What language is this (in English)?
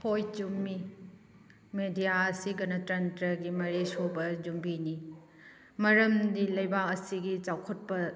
Manipuri